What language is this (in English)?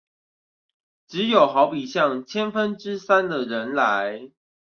Chinese